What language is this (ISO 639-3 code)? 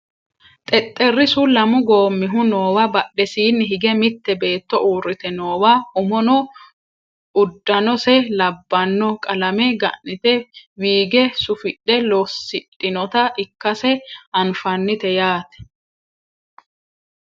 sid